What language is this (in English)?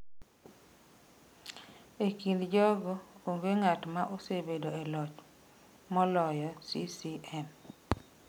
Luo (Kenya and Tanzania)